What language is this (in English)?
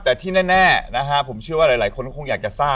Thai